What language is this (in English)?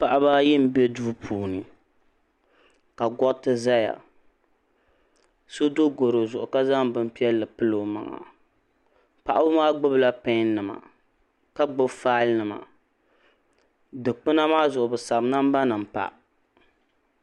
Dagbani